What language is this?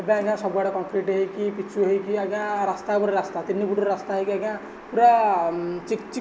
Odia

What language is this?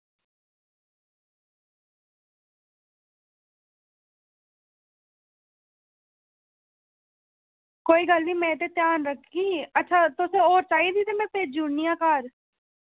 Dogri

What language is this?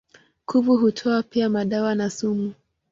Swahili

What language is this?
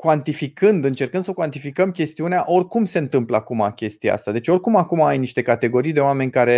Romanian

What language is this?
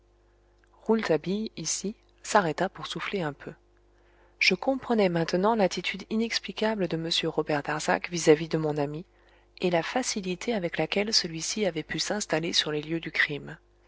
French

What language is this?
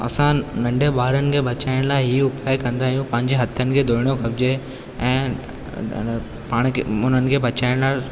Sindhi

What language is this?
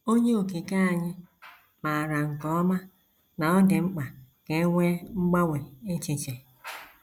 Igbo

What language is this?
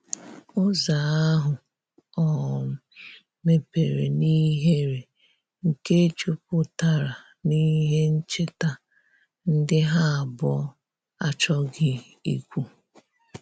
Igbo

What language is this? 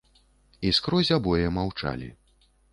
Belarusian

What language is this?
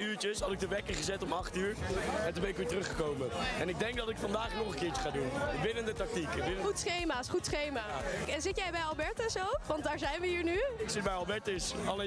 Dutch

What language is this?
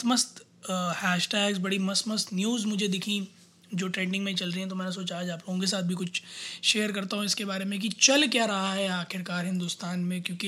Hindi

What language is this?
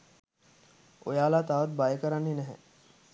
Sinhala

